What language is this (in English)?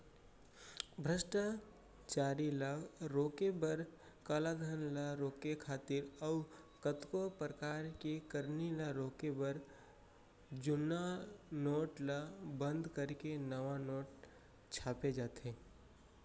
Chhattisgarhi